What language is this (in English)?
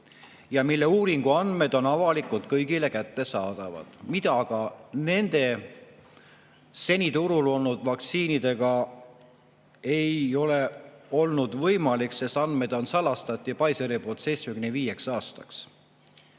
Estonian